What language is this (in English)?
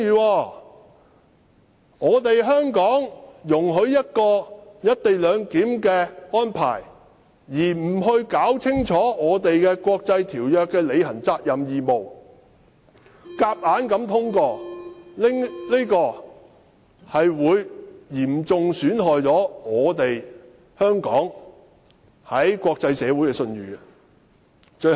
Cantonese